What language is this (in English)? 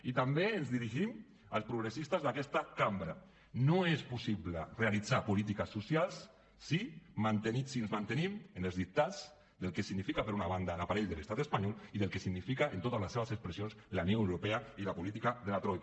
Catalan